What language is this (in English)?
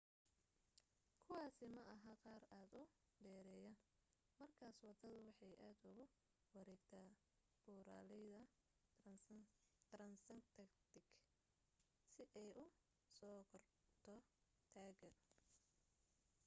Somali